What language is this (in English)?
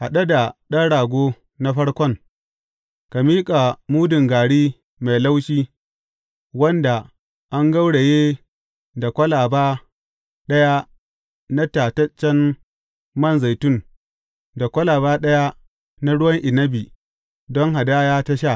Hausa